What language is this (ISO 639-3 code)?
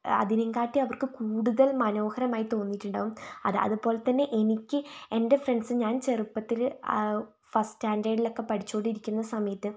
mal